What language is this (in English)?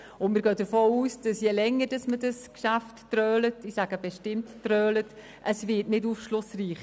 Swiss German